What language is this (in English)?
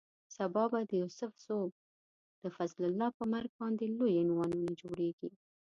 Pashto